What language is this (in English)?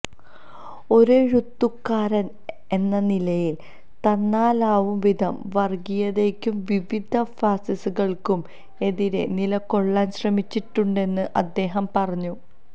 Malayalam